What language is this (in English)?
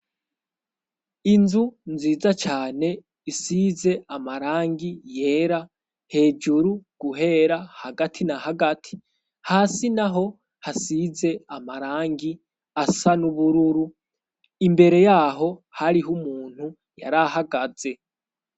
Rundi